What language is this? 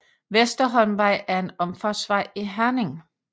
Danish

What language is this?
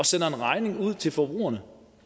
Danish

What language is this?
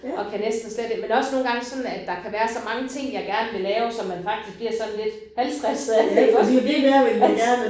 Danish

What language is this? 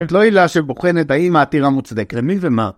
Hebrew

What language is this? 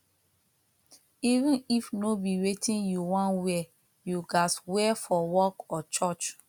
Nigerian Pidgin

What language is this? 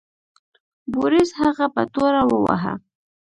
Pashto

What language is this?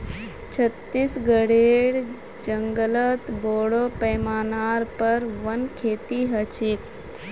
Magahi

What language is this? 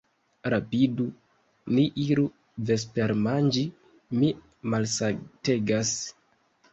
Esperanto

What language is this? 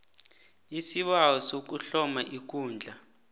South Ndebele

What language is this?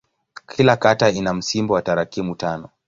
Swahili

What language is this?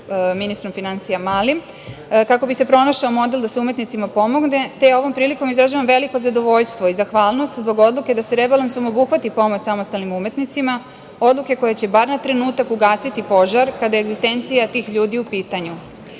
Serbian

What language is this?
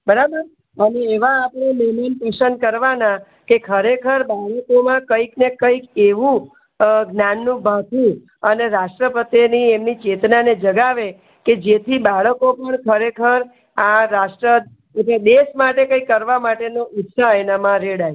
Gujarati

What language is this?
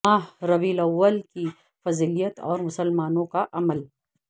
Urdu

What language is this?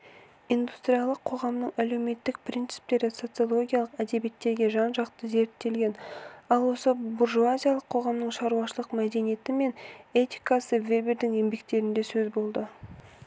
Kazakh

